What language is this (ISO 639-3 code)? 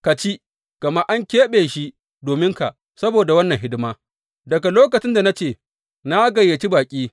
hau